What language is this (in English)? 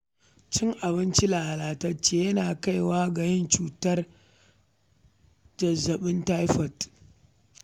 Hausa